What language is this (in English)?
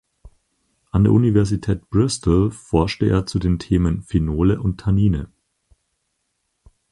German